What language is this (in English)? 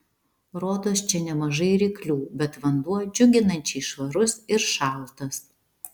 Lithuanian